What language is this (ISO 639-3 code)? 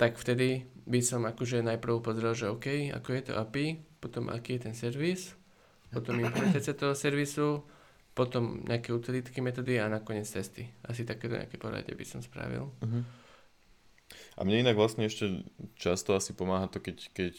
slk